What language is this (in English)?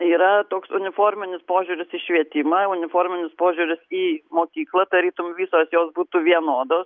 Lithuanian